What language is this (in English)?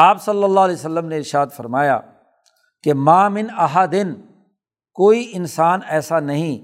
Urdu